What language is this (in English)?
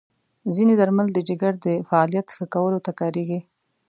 Pashto